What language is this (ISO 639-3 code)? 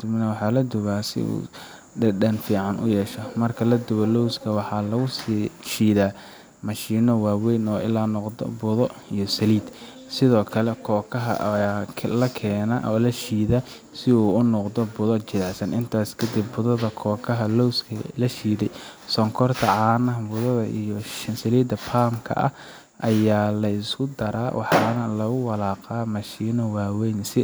som